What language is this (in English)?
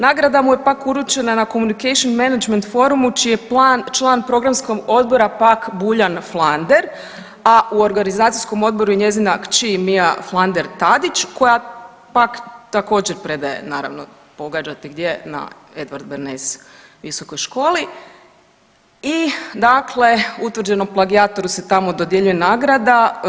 Croatian